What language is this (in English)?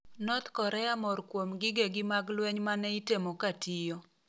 Luo (Kenya and Tanzania)